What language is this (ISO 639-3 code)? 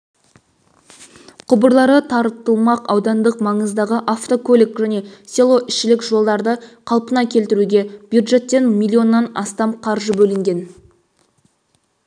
kaz